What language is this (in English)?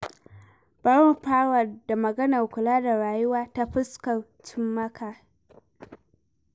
Hausa